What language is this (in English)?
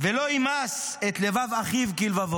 Hebrew